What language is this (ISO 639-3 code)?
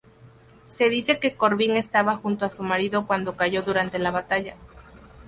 spa